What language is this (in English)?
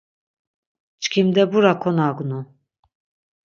Laz